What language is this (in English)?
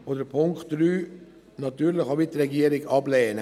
Swiss German